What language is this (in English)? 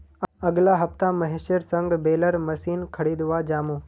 Magahi